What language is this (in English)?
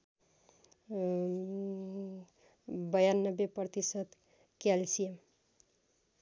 Nepali